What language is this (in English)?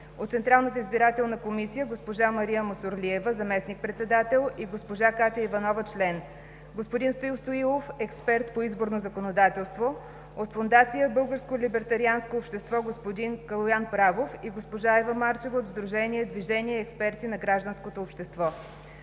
Bulgarian